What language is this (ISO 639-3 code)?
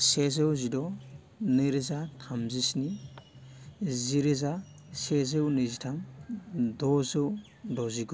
brx